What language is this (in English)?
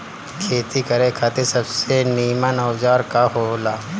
Bhojpuri